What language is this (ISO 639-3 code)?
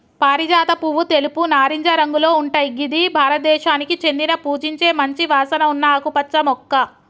tel